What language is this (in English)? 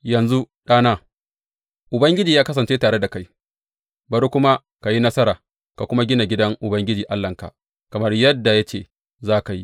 Hausa